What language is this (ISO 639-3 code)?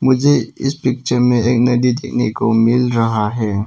hin